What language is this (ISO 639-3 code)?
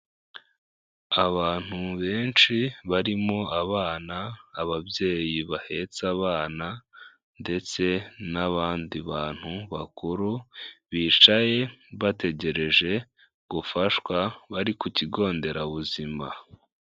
kin